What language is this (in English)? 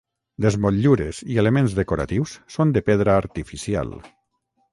Catalan